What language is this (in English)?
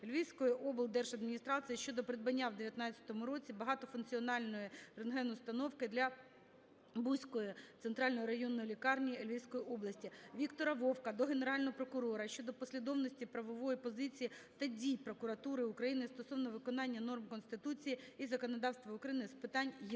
Ukrainian